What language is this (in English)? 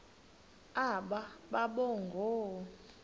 Xhosa